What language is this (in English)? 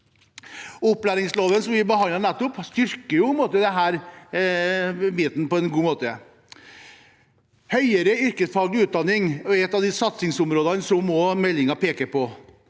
Norwegian